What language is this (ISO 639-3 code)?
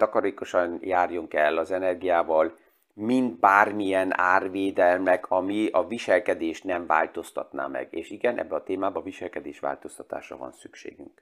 hun